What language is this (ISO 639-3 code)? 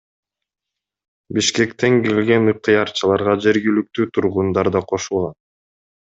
kir